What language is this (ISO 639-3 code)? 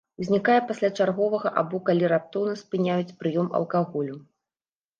bel